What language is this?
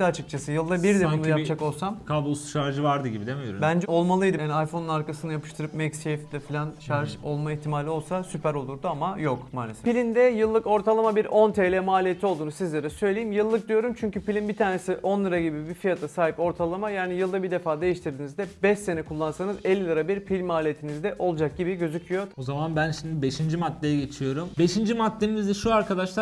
Turkish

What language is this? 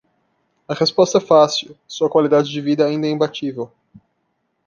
Portuguese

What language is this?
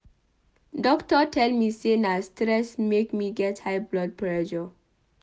Nigerian Pidgin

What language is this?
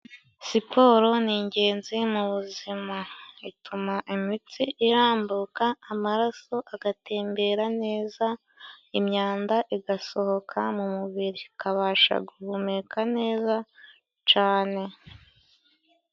Kinyarwanda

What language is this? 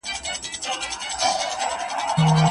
Pashto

